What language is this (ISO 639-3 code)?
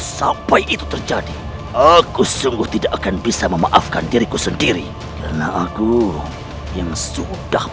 ind